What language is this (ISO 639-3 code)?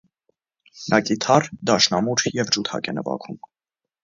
hye